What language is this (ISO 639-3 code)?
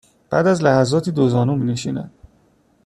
fas